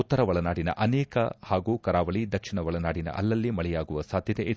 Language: Kannada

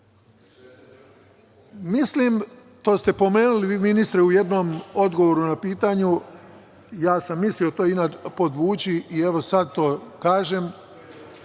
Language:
Serbian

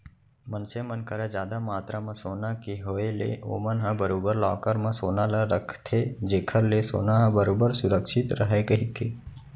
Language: Chhattisgarhi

